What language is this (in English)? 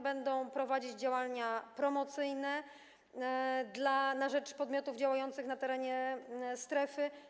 Polish